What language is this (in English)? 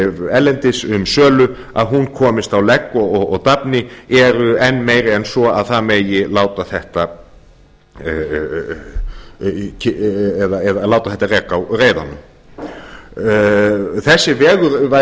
Icelandic